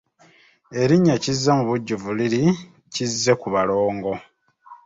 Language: Ganda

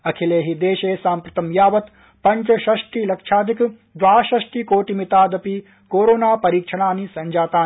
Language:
Sanskrit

